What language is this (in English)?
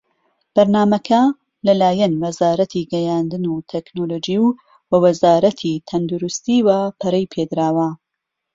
Central Kurdish